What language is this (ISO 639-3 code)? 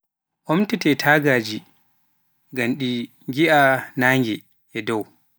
fuf